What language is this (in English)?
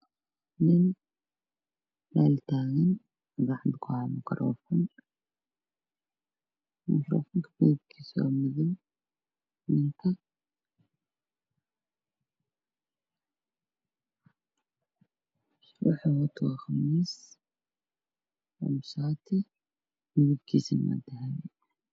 Somali